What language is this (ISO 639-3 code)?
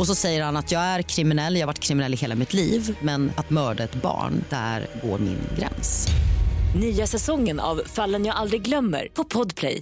swe